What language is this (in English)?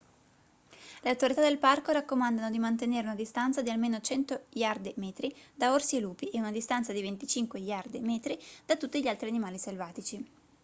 Italian